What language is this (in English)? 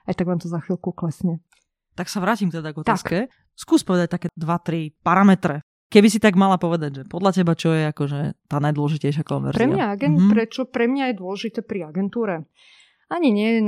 Slovak